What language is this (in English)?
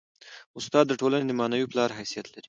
Pashto